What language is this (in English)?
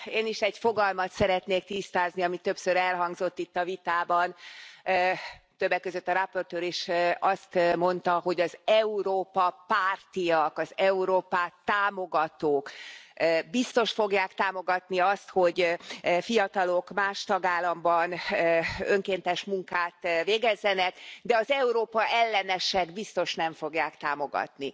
Hungarian